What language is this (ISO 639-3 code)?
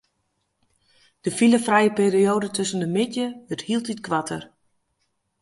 fry